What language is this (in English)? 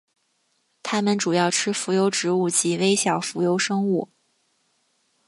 Chinese